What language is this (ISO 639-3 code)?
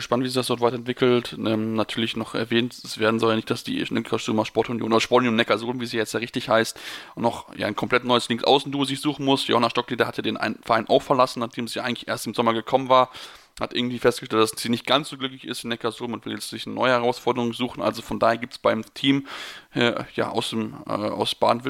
deu